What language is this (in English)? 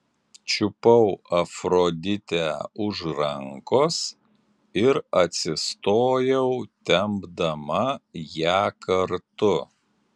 Lithuanian